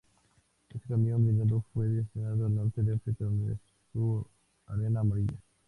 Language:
Spanish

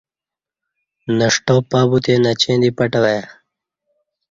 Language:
Kati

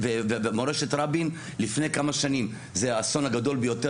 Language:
Hebrew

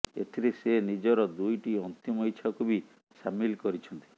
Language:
Odia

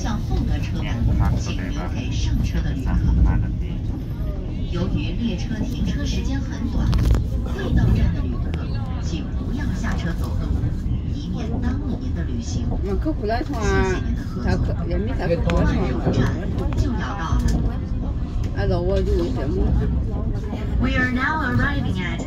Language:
Thai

